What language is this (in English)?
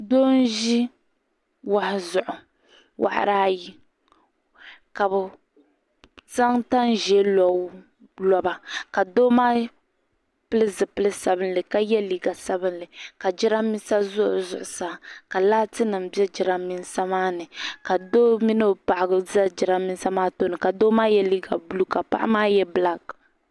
Dagbani